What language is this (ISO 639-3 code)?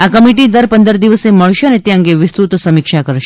guj